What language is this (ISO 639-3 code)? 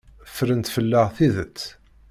kab